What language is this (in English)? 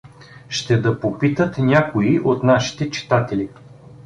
Bulgarian